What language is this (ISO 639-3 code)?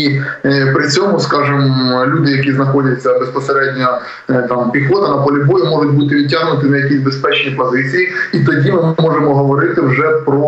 ukr